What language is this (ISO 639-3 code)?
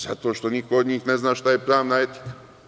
srp